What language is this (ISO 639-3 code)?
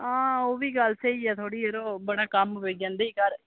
doi